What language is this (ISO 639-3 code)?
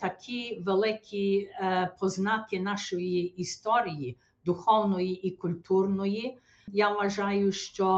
ukr